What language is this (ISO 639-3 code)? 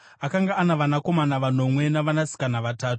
sna